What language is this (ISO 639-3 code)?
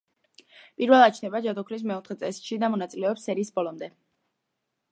kat